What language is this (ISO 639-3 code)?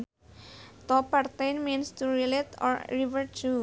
sun